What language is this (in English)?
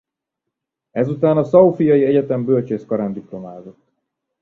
Hungarian